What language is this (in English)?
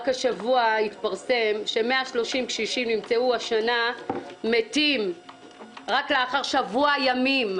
Hebrew